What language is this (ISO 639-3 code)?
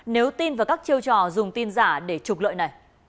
vie